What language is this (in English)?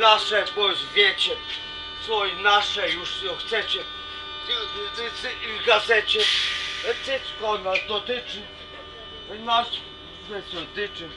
Greek